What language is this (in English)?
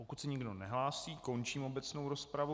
Czech